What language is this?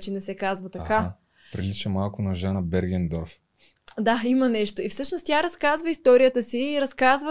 Bulgarian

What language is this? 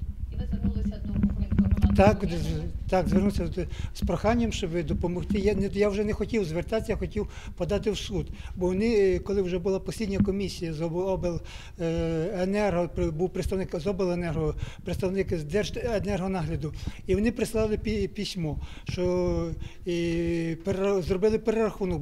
Ukrainian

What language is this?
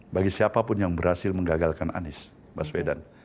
Indonesian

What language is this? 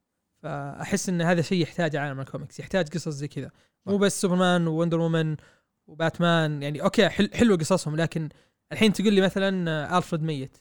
Arabic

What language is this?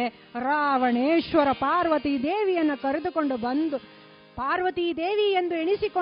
Kannada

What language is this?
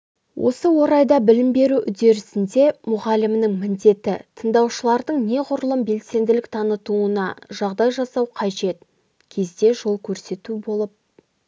Kazakh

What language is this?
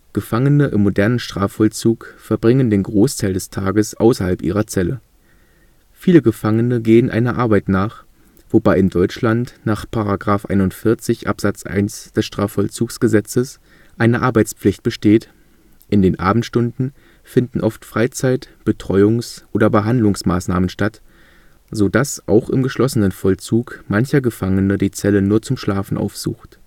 German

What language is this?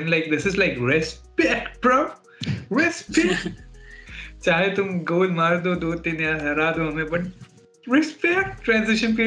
Hindi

